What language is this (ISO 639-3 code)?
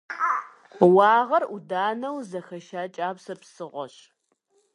kbd